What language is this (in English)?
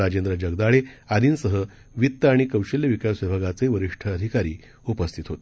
Marathi